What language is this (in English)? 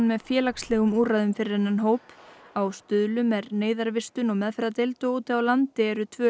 Icelandic